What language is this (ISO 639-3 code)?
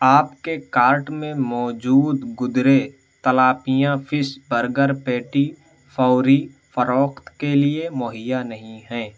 urd